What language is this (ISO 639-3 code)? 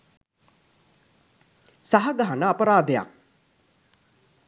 sin